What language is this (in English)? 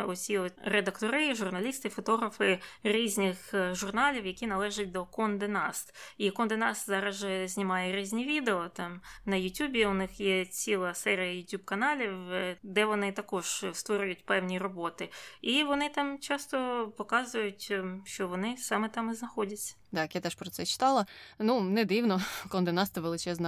Ukrainian